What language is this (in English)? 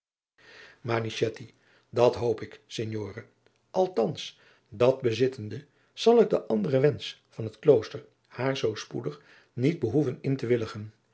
Dutch